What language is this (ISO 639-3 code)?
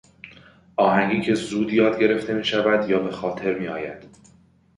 fas